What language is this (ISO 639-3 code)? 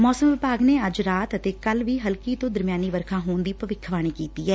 pan